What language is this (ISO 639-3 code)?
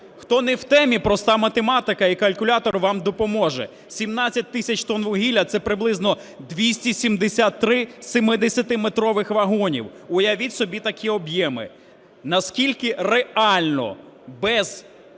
ukr